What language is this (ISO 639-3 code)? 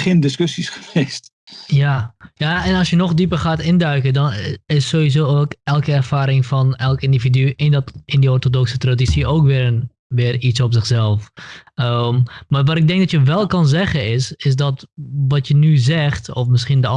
nld